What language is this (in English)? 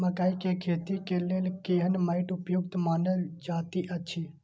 Maithili